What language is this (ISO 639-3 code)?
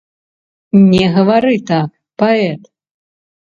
bel